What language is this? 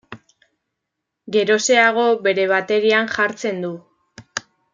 Basque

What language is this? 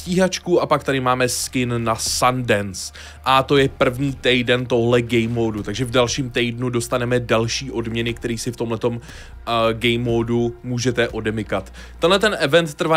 Czech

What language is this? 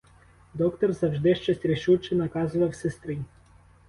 Ukrainian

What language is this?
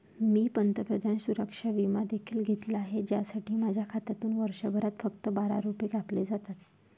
Marathi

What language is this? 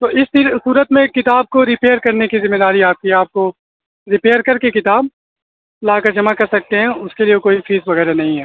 Urdu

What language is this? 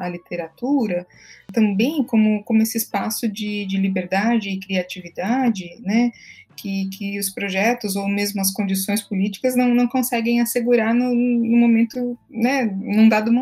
Portuguese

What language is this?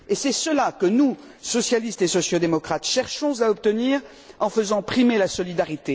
French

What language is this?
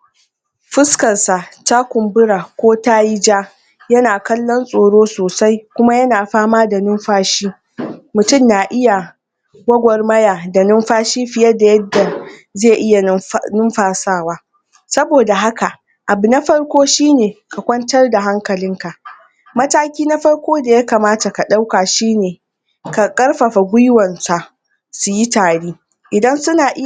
Hausa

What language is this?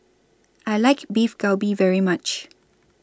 English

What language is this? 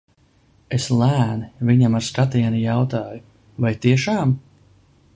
Latvian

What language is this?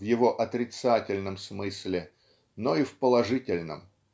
Russian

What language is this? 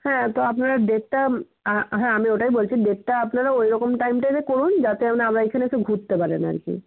Bangla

